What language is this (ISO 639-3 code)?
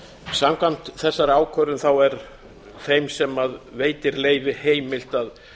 isl